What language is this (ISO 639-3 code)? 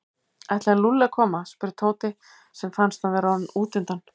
isl